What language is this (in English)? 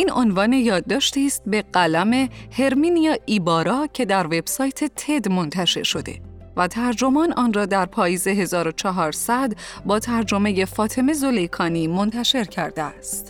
Persian